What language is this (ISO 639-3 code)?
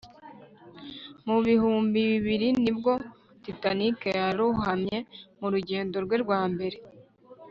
kin